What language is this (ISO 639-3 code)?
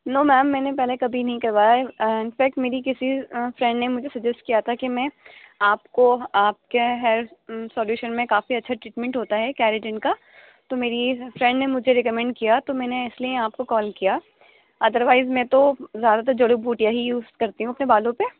urd